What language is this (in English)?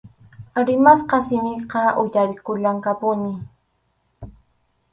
Arequipa-La Unión Quechua